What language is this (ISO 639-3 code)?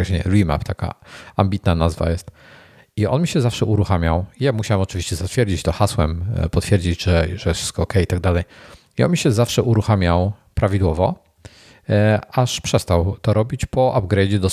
pol